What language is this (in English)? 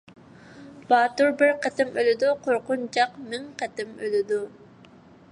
Uyghur